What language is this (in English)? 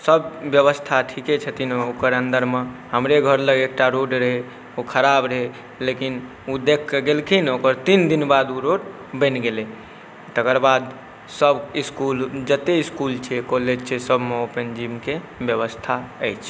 Maithili